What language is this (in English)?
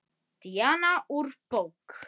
Icelandic